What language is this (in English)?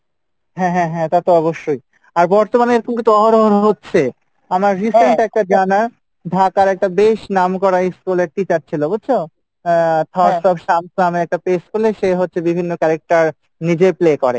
Bangla